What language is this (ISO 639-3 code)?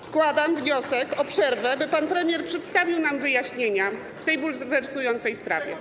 pol